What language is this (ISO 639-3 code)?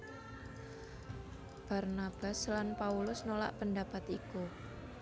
jav